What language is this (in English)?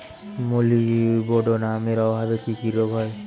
Bangla